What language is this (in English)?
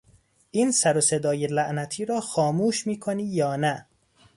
Persian